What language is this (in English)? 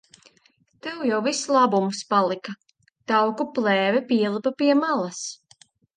Latvian